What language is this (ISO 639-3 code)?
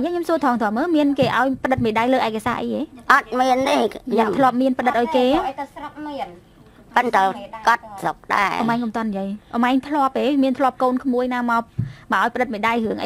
vie